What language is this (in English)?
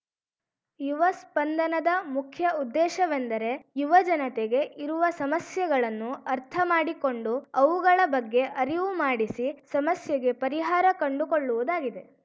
Kannada